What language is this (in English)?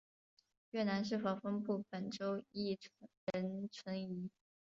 Chinese